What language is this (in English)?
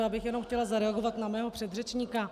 Czech